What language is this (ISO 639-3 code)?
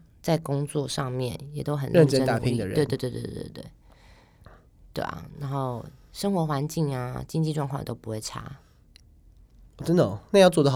zho